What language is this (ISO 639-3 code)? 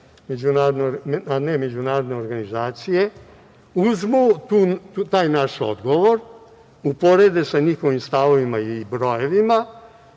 srp